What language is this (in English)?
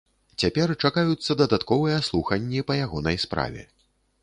Belarusian